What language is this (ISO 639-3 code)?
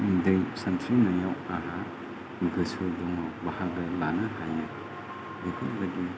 brx